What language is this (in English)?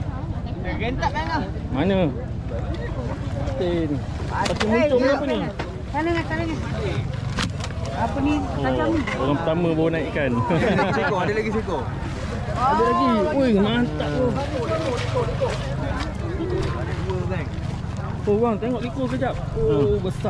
Malay